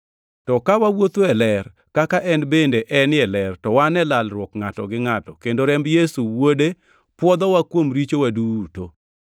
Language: Luo (Kenya and Tanzania)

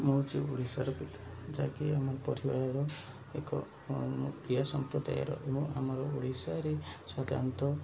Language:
Odia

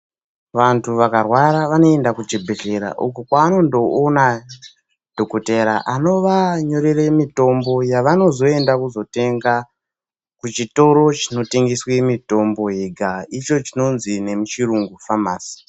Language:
Ndau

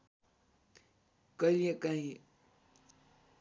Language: Nepali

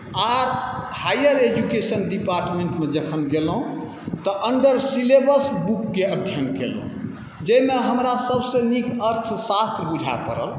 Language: Maithili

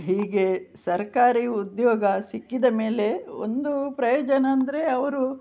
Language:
Kannada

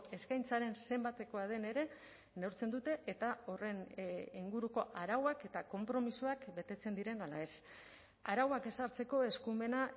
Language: Basque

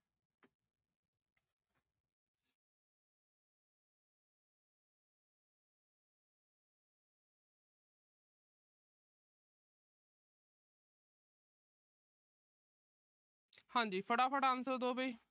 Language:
Punjabi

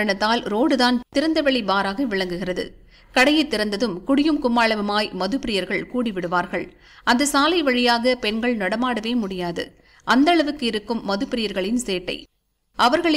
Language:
Tamil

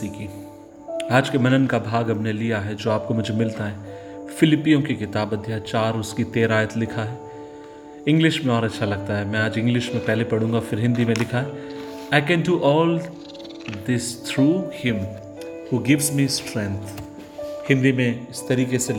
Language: Hindi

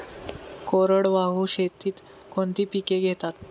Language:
Marathi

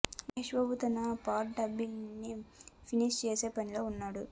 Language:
Telugu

